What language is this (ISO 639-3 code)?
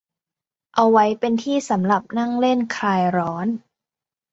tha